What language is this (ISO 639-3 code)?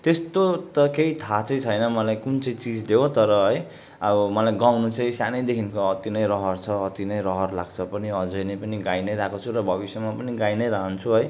nep